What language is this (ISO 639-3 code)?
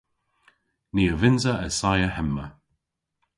cor